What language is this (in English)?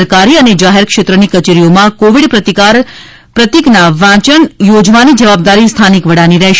Gujarati